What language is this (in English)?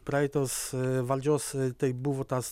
Lithuanian